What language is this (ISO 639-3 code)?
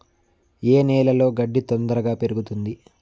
tel